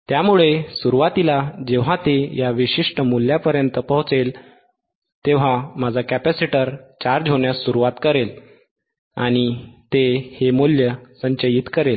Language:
Marathi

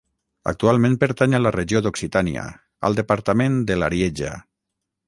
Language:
Catalan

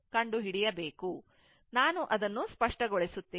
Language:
Kannada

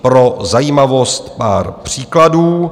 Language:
Czech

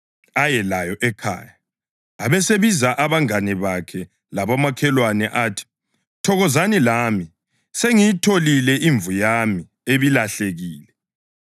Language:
North Ndebele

